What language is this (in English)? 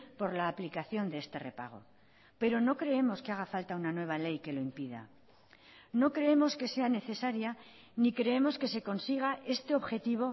Spanish